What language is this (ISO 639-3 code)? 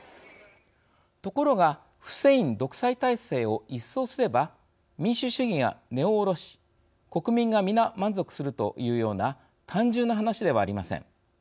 jpn